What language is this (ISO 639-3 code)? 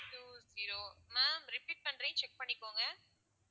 tam